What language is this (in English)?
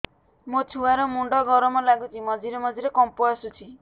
Odia